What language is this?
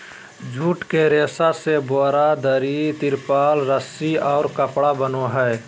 Magahi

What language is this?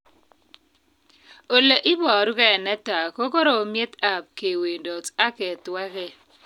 Kalenjin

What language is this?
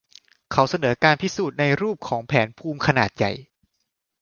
Thai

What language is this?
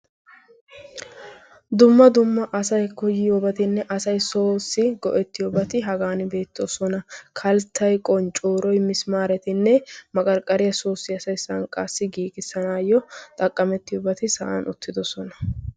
Wolaytta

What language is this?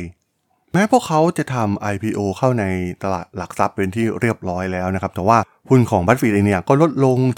Thai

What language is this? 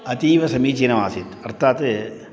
Sanskrit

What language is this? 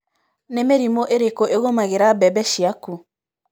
Kikuyu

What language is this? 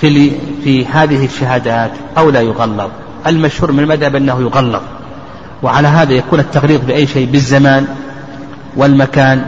Arabic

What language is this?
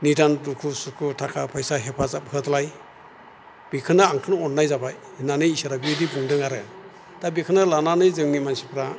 Bodo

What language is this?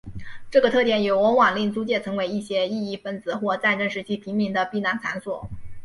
Chinese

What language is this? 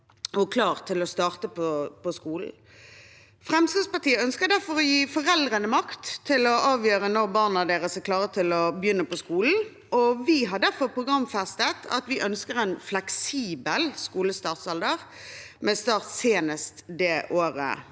Norwegian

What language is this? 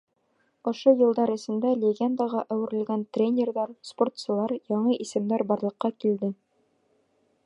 Bashkir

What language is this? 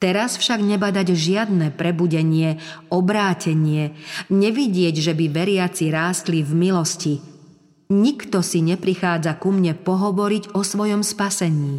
Slovak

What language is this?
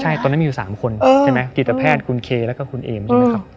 Thai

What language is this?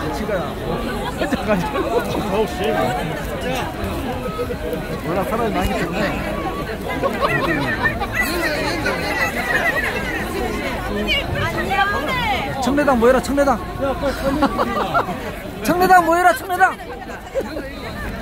Korean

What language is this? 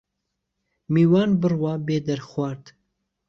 Central Kurdish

